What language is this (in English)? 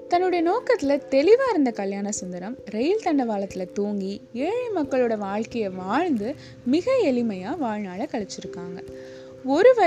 Tamil